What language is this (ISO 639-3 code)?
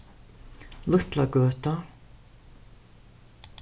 fao